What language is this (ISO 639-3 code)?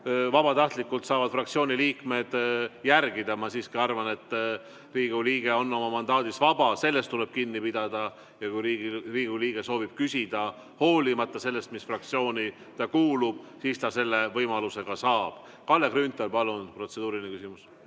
est